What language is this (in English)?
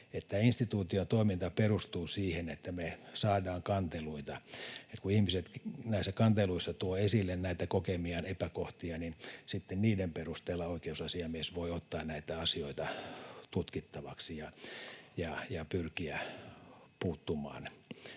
Finnish